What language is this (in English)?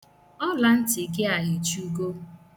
Igbo